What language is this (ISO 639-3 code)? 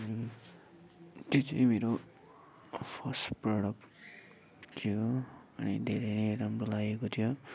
nep